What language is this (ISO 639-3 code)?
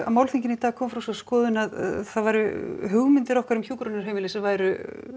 isl